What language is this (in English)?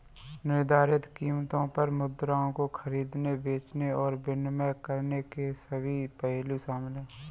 Hindi